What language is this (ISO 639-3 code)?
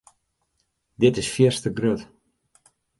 fry